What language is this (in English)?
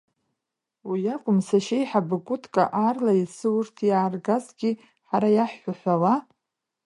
Abkhazian